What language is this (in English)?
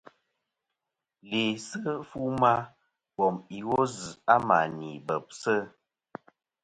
Kom